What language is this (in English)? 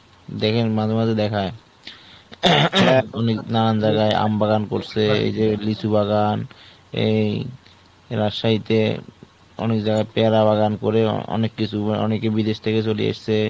Bangla